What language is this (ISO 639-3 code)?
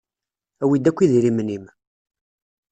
kab